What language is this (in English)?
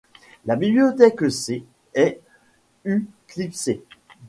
French